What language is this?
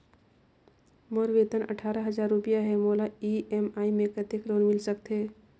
Chhattisgarhi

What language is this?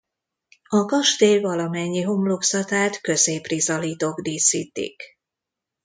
Hungarian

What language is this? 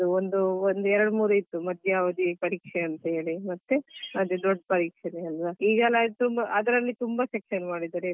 Kannada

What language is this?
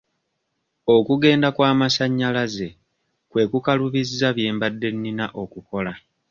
Ganda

